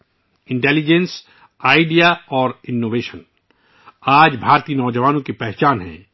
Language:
Urdu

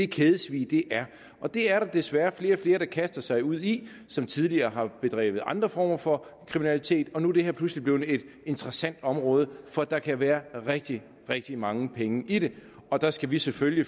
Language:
Danish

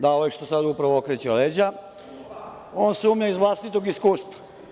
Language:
Serbian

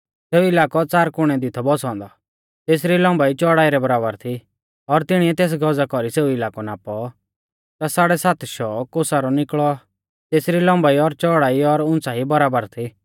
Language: Mahasu Pahari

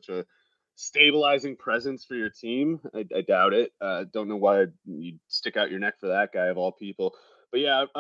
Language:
English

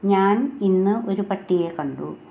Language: Malayalam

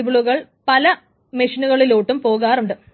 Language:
Malayalam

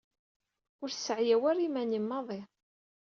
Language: Kabyle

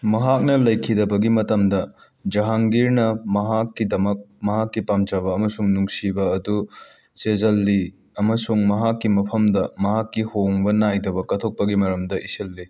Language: Manipuri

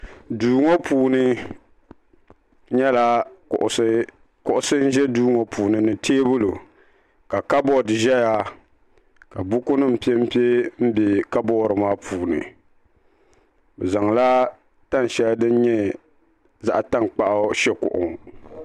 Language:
Dagbani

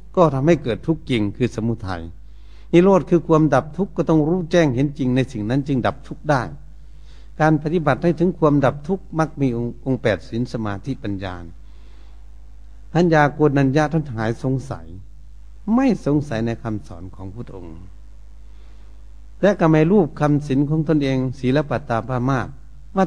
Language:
Thai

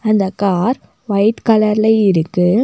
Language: Tamil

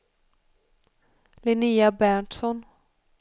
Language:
Swedish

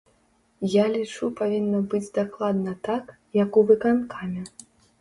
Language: Belarusian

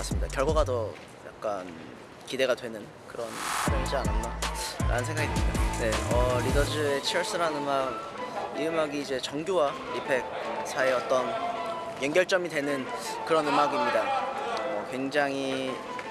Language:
Korean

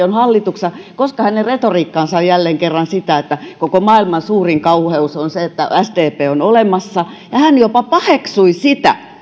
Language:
Finnish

